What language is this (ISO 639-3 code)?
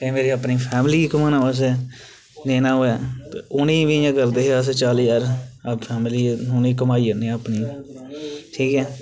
doi